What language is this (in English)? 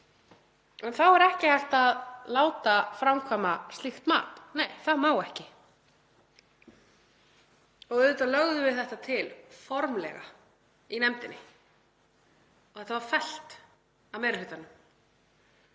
Icelandic